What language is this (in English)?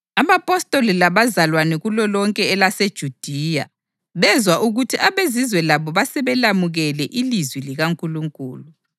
North Ndebele